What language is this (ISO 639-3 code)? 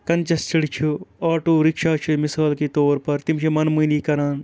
kas